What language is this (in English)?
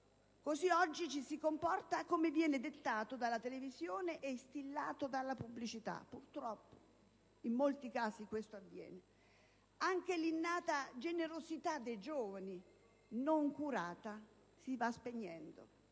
Italian